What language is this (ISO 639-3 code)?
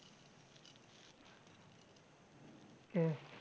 guj